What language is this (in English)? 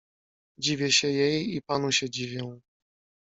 Polish